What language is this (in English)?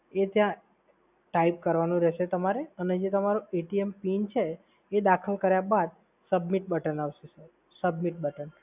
Gujarati